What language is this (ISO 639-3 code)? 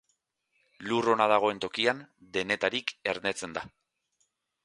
eus